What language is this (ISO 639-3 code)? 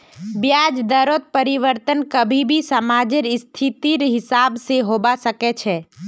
mag